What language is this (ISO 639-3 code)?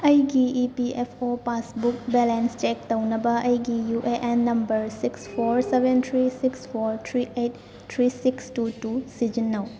mni